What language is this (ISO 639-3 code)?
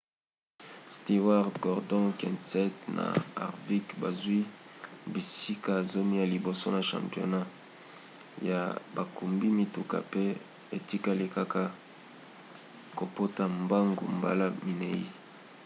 lin